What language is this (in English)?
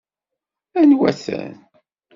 Kabyle